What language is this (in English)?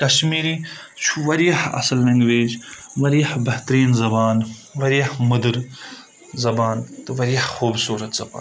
Kashmiri